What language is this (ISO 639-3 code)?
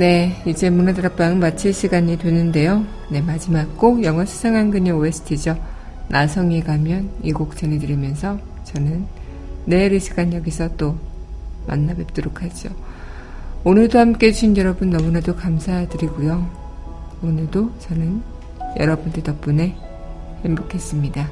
kor